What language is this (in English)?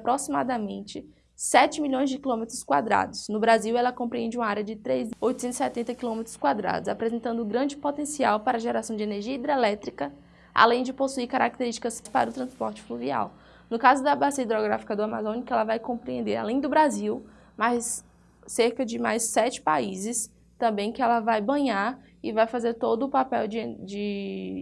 Portuguese